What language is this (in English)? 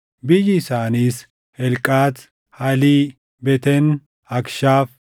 Oromo